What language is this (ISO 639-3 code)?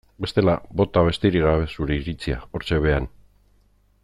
eus